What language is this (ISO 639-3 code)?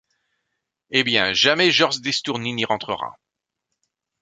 fra